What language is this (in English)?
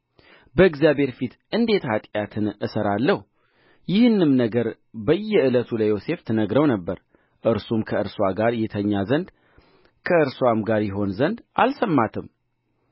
Amharic